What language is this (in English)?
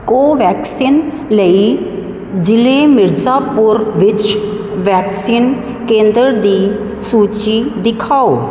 Punjabi